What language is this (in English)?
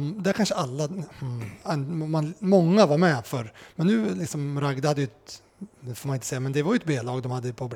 Swedish